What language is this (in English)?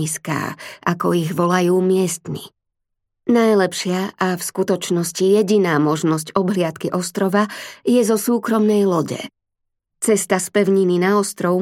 Slovak